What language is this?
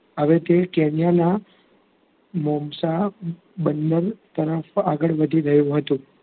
Gujarati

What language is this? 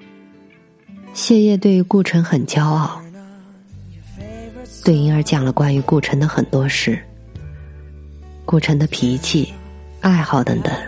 Chinese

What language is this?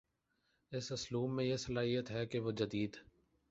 Urdu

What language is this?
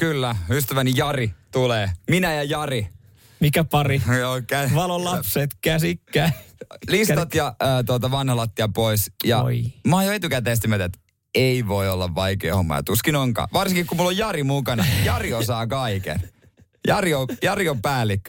Finnish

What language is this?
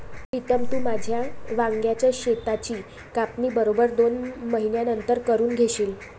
Marathi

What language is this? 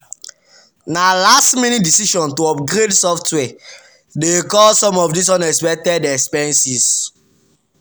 Nigerian Pidgin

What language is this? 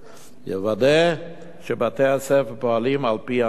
Hebrew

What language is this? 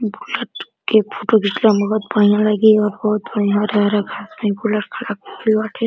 Bhojpuri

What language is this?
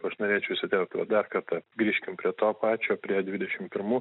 Lithuanian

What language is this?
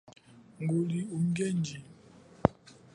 Chokwe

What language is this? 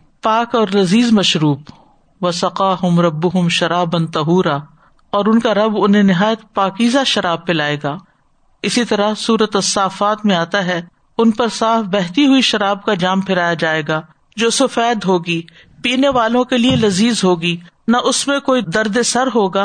Urdu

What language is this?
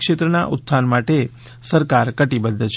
Gujarati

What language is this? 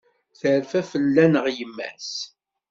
Kabyle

